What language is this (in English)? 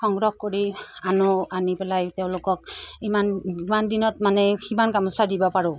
Assamese